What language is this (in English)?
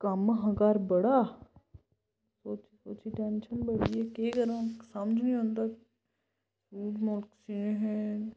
Dogri